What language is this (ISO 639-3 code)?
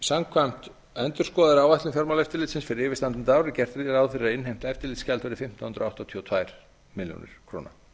isl